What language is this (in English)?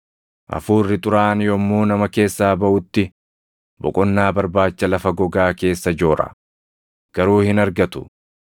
Oromo